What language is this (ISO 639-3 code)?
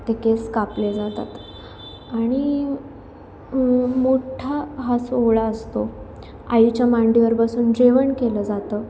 mar